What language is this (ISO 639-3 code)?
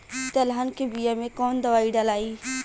bho